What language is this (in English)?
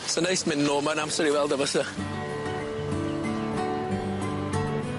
Welsh